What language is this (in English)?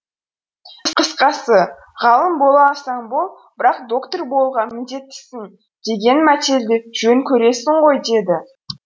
Kazakh